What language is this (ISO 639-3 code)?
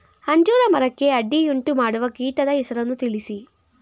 kan